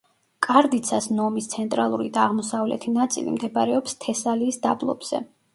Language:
Georgian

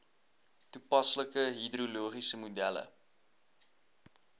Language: Afrikaans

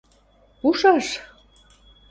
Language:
Western Mari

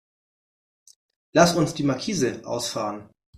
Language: German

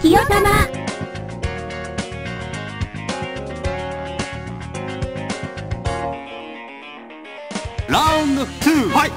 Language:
Japanese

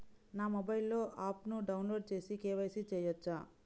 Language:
Telugu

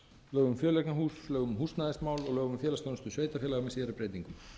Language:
Icelandic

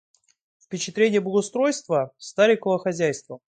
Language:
Russian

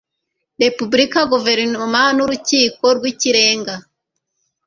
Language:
Kinyarwanda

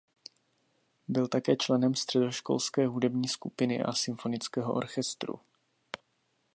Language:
Czech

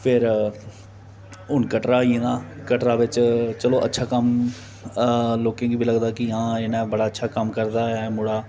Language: Dogri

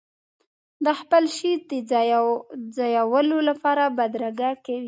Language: Pashto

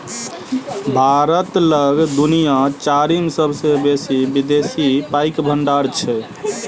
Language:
Maithili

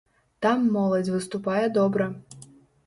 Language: Belarusian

